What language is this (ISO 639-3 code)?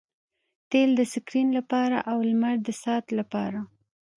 pus